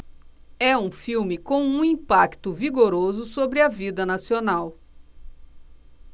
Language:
Portuguese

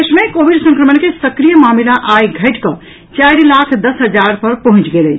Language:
Maithili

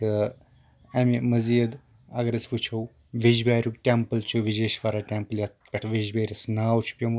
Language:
Kashmiri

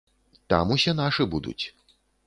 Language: Belarusian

